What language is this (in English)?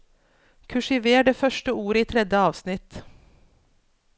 Norwegian